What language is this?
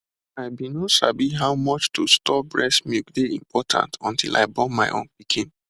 Nigerian Pidgin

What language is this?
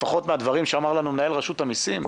Hebrew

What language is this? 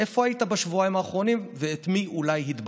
Hebrew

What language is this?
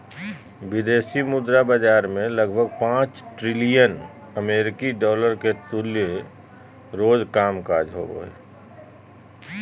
Magahi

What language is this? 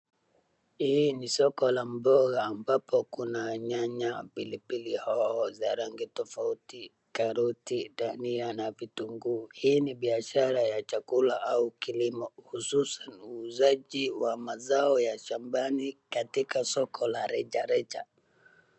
Swahili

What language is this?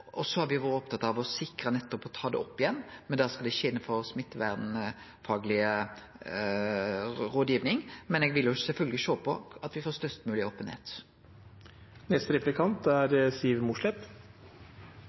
Norwegian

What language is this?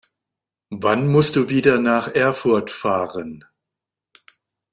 German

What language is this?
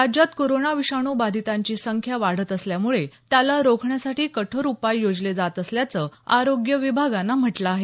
Marathi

